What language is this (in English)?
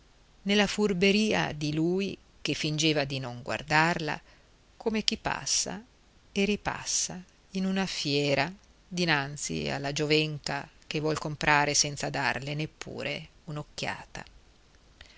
Italian